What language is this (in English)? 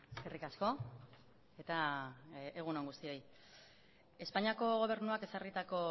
Basque